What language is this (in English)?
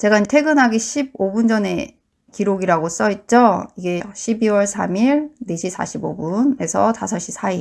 Korean